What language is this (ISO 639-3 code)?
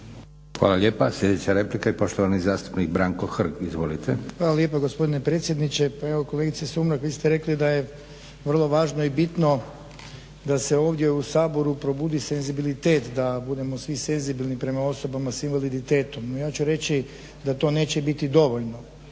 hrv